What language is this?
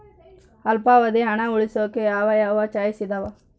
Kannada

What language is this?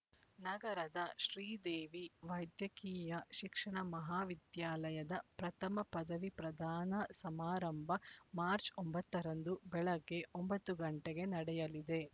Kannada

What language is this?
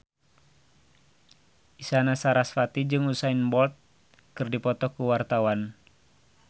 Sundanese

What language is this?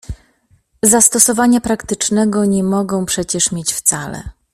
Polish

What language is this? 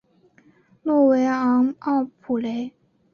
Chinese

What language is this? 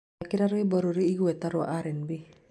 Kikuyu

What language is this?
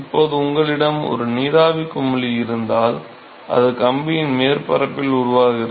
Tamil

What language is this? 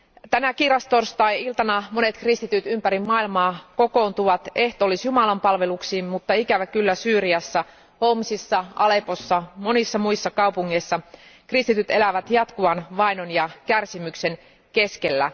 Finnish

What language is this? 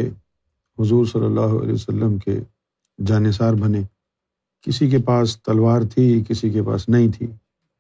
Urdu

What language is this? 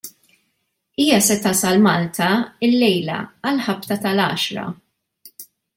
Maltese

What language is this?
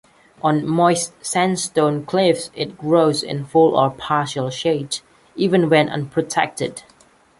English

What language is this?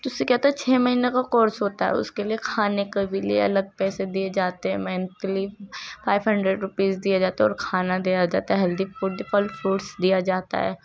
Urdu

